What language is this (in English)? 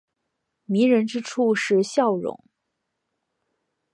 Chinese